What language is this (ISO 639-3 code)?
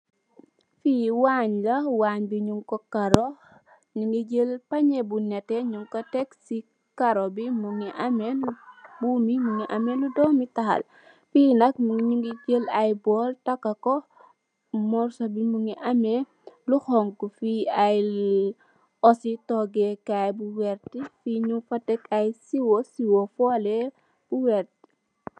wol